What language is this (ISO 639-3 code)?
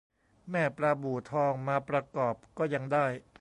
tha